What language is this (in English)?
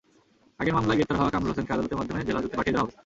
Bangla